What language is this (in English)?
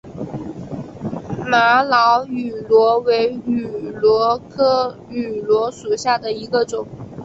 Chinese